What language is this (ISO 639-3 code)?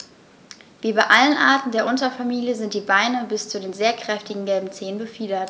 deu